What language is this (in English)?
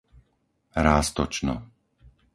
Slovak